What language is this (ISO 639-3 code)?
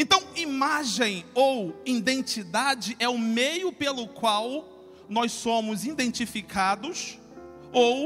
por